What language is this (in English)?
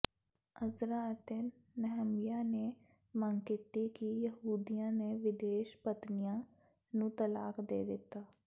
Punjabi